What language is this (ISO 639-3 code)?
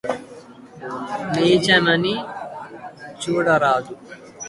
tel